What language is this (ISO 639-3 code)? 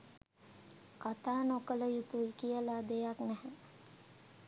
sin